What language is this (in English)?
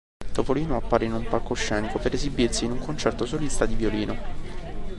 Italian